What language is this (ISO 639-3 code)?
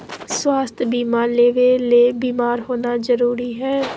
mag